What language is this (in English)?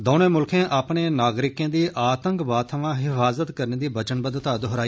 Dogri